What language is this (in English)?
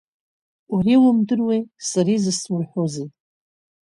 Abkhazian